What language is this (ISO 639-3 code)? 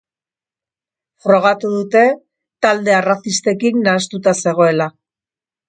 eus